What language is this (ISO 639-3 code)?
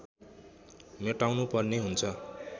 nep